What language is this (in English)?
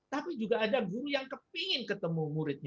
Indonesian